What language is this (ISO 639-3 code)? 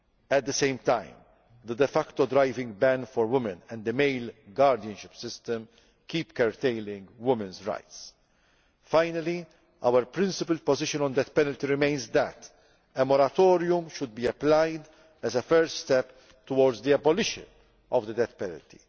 eng